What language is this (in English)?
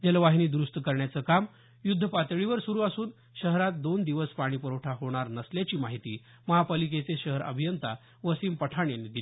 Marathi